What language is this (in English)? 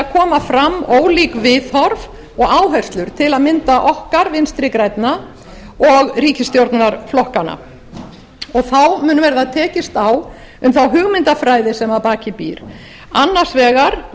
Icelandic